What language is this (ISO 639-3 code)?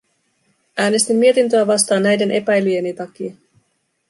fin